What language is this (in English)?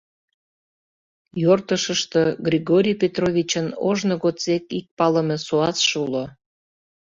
Mari